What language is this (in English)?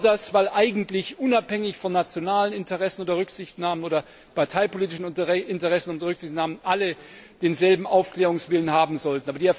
German